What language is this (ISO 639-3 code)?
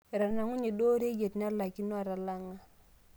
mas